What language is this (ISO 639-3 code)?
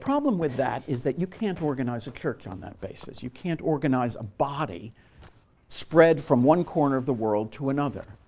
eng